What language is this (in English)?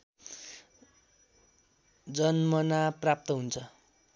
Nepali